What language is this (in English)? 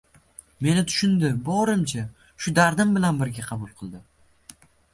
Uzbek